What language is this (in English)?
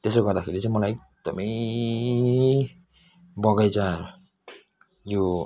Nepali